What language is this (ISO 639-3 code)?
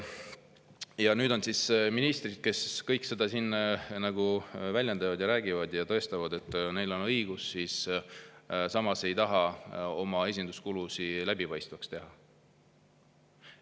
est